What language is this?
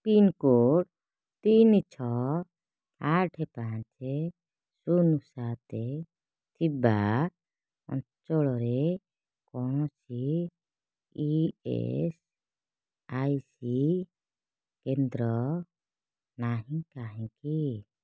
Odia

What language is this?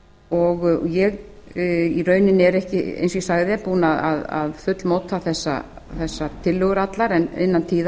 Icelandic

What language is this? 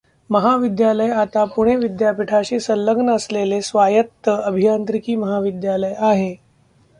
Marathi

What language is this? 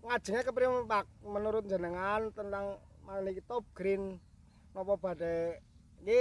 Indonesian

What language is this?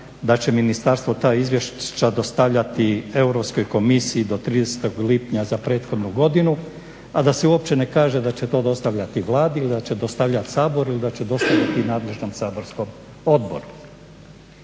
Croatian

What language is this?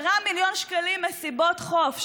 Hebrew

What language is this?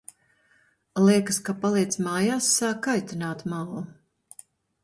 Latvian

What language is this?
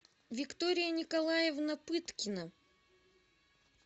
Russian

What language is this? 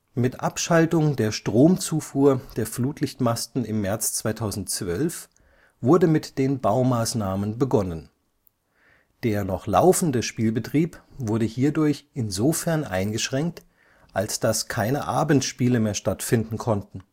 German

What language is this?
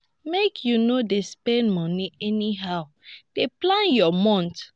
Nigerian Pidgin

